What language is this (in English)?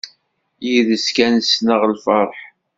Kabyle